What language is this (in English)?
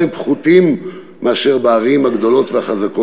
Hebrew